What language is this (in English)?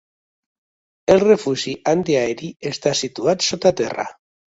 Catalan